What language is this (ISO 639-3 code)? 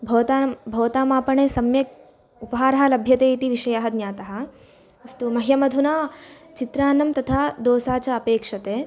san